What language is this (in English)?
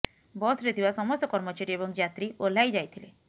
Odia